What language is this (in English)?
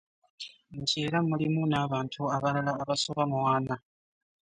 Ganda